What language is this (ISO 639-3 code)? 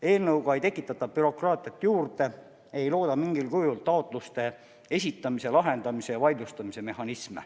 est